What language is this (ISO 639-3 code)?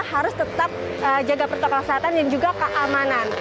ind